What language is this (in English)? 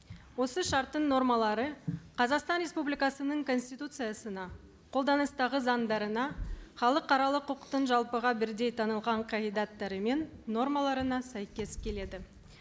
Kazakh